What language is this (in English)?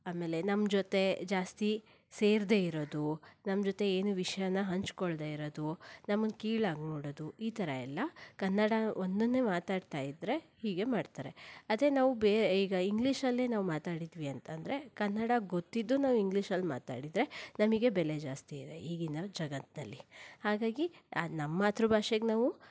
Kannada